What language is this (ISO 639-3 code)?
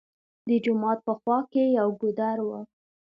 pus